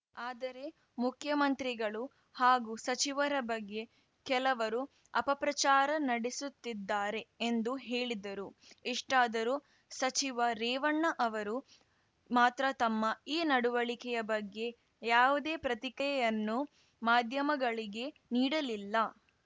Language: Kannada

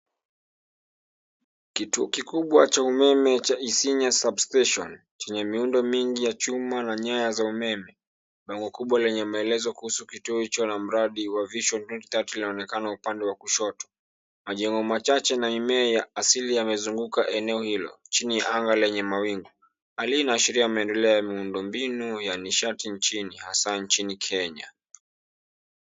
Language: Swahili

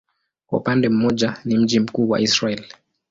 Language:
Swahili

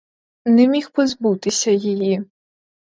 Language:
Ukrainian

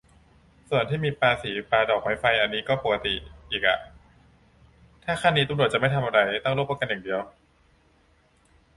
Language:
Thai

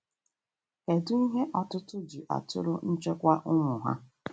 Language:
Igbo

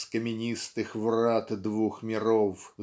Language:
Russian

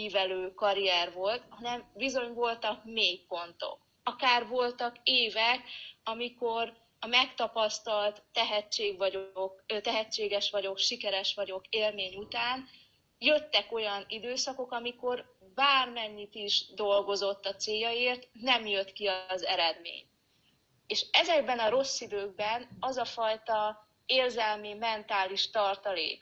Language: Hungarian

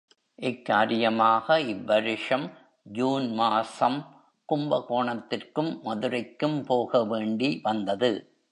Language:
Tamil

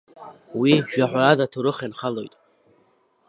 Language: Abkhazian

